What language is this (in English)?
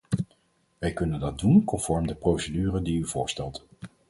Dutch